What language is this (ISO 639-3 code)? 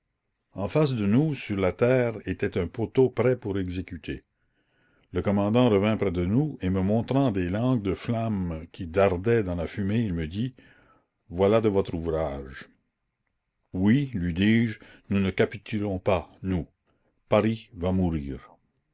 fra